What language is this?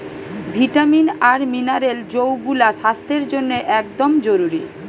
Bangla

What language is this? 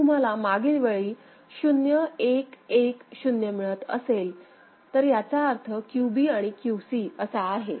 Marathi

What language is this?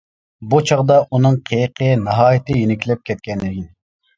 Uyghur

